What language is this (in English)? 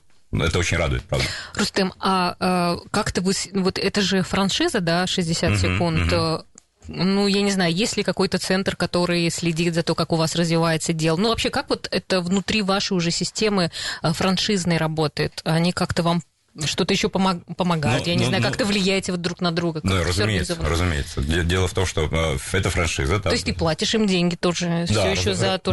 Russian